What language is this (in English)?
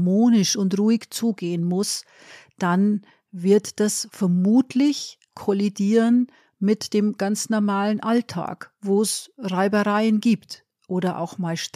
German